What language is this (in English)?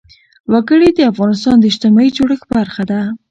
Pashto